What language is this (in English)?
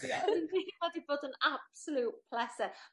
Welsh